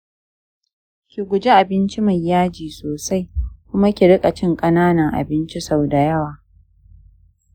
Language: Hausa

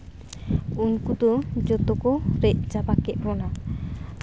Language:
Santali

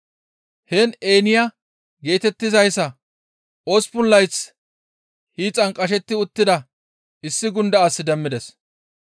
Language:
Gamo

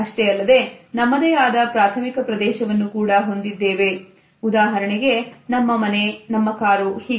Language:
Kannada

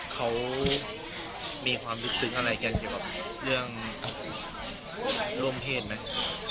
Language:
Thai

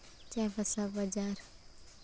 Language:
Santali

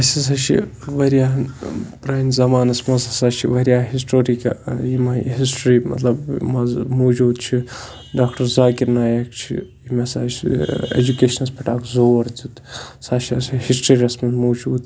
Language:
Kashmiri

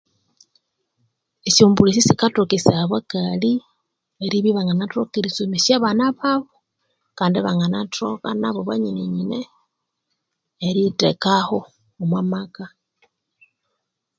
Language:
Konzo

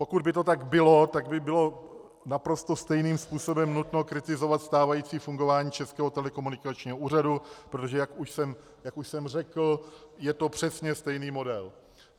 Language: Czech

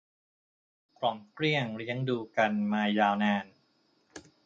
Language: Thai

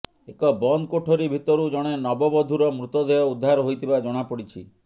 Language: Odia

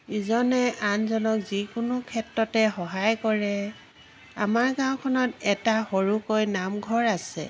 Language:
Assamese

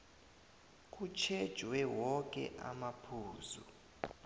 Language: South Ndebele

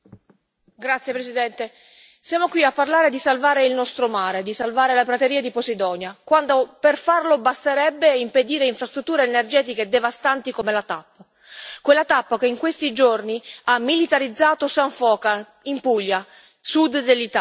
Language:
Italian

